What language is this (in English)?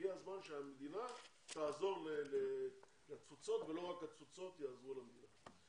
Hebrew